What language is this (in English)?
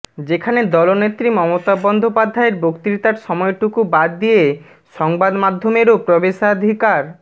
Bangla